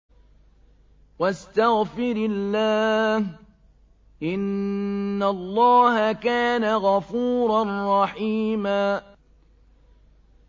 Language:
Arabic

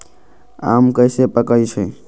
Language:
Magahi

